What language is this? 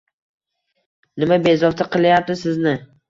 Uzbek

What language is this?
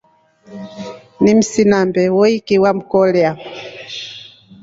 Rombo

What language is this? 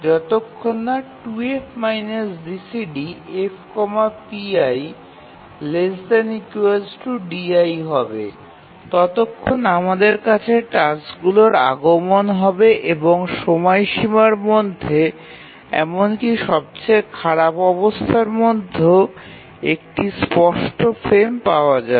Bangla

